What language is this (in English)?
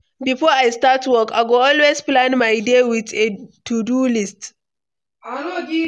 Nigerian Pidgin